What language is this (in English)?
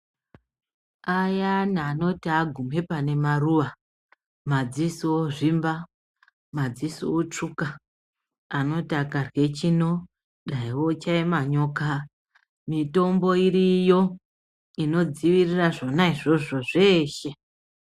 Ndau